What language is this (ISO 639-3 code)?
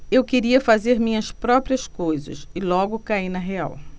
por